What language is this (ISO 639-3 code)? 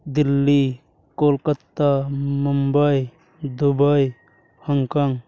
sat